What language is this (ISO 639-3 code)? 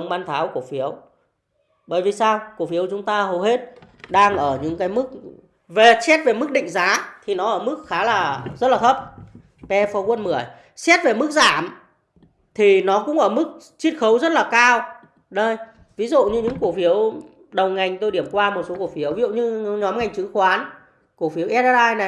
vie